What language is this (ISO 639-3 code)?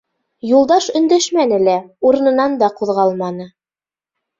bak